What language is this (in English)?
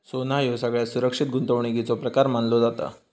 Marathi